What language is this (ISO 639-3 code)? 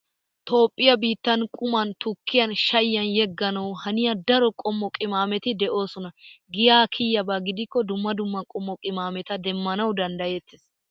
wal